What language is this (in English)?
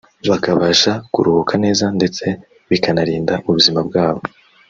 Kinyarwanda